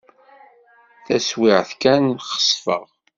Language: Kabyle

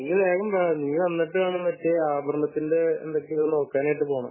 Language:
Malayalam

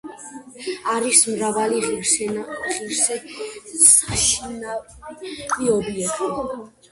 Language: Georgian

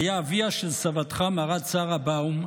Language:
Hebrew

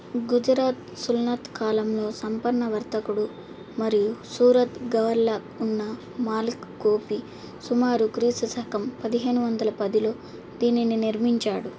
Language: Telugu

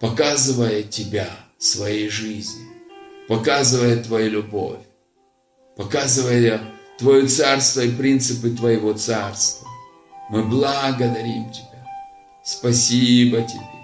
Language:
Russian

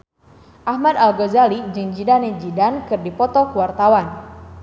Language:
Sundanese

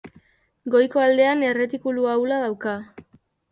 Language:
Basque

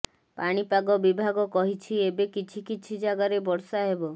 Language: Odia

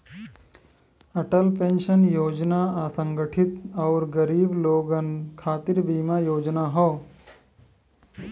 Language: Bhojpuri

